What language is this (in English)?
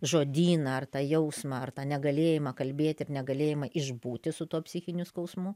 Lithuanian